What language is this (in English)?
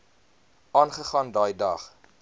Afrikaans